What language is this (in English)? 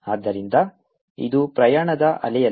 Kannada